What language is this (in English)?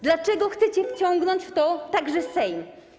Polish